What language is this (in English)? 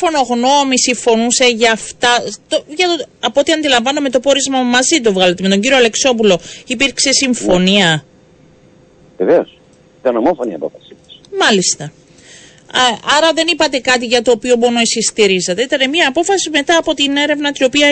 Greek